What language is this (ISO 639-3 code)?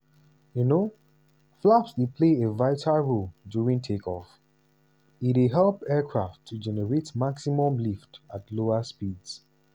pcm